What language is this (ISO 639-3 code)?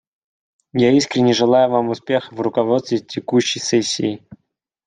rus